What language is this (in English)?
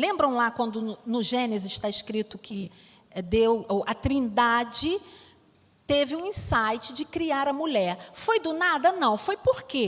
Portuguese